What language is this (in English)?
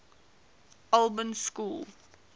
English